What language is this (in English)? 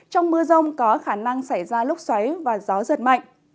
Vietnamese